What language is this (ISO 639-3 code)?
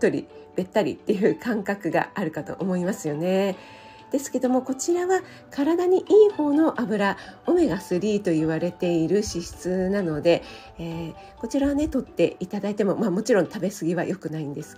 jpn